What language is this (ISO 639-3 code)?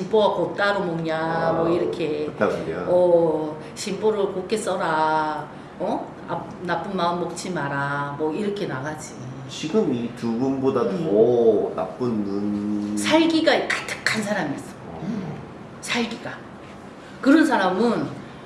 kor